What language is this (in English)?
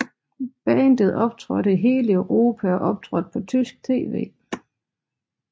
Danish